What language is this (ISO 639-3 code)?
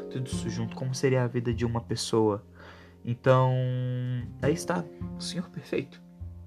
por